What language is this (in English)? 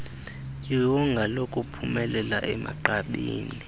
Xhosa